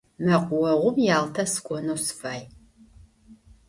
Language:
Adyghe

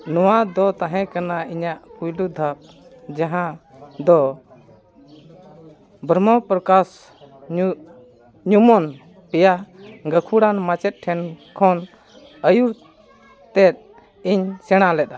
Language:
Santali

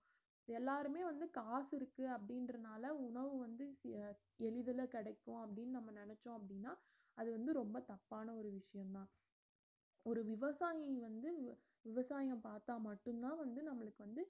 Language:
Tamil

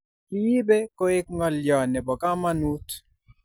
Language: Kalenjin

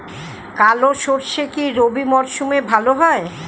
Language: Bangla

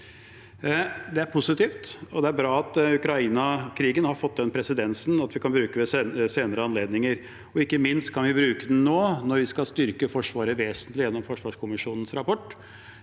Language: Norwegian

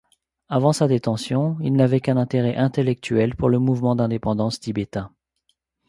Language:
French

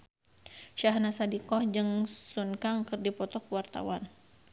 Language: Sundanese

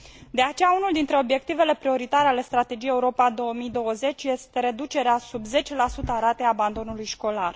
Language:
Romanian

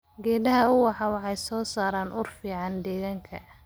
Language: Somali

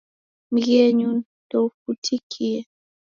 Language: Taita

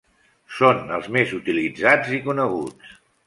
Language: Catalan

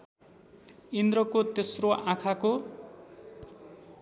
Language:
Nepali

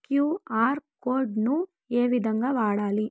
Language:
Telugu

